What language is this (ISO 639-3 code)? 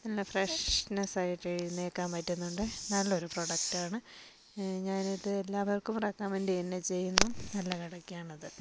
mal